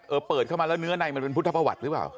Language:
Thai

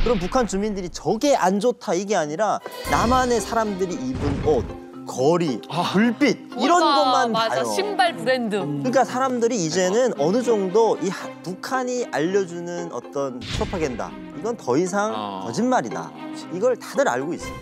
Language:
Korean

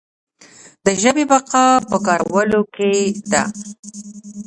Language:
Pashto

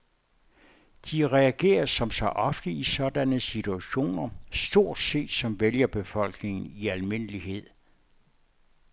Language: Danish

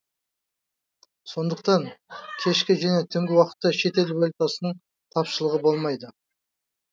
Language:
Kazakh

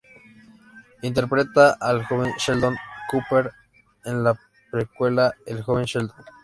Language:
Spanish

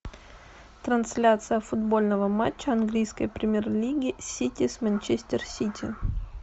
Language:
Russian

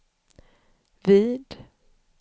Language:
Swedish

